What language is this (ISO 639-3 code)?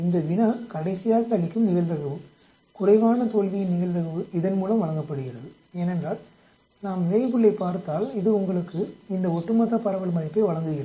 tam